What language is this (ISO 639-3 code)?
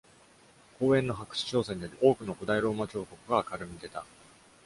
jpn